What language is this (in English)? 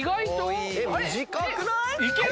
Japanese